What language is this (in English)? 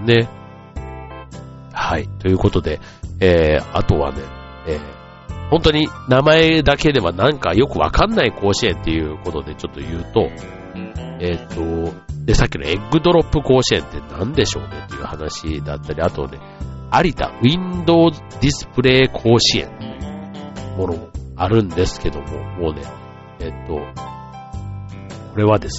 Japanese